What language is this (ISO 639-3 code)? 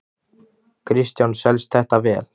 isl